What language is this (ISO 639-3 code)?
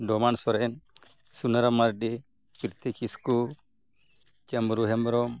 sat